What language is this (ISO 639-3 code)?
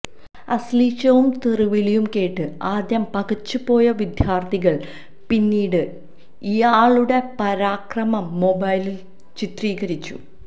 mal